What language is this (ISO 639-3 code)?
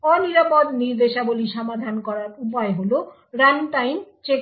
ben